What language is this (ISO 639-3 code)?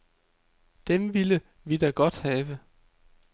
dan